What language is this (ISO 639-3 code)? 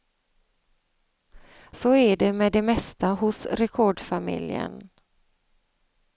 swe